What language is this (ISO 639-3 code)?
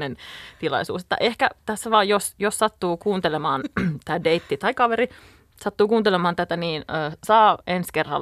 fin